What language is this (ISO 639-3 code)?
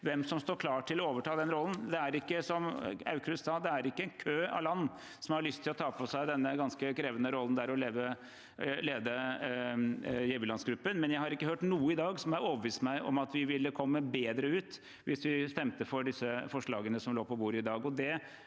nor